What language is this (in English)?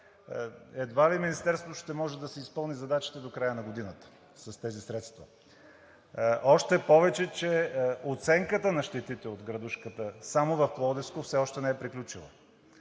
Bulgarian